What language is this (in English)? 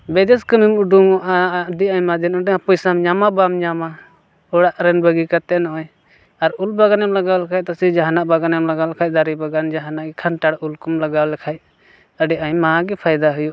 Santali